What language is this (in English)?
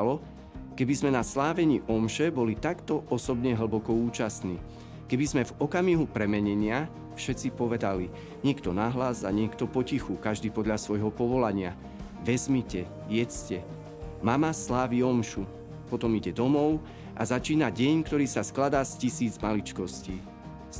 Slovak